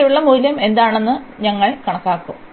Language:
Malayalam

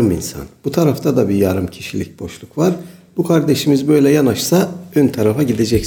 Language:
Turkish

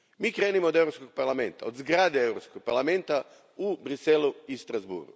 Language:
Croatian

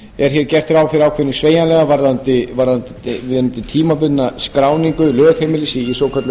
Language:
Icelandic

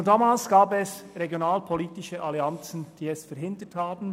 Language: Swiss German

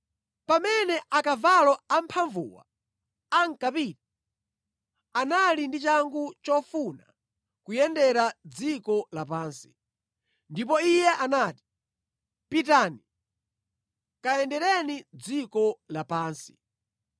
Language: Nyanja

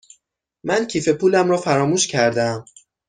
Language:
Persian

